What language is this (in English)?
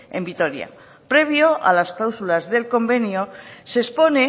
Spanish